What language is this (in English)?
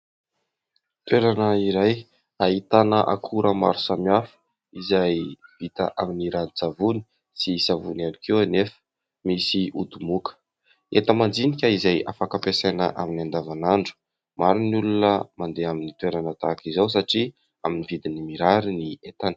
Malagasy